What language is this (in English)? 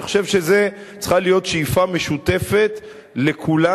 Hebrew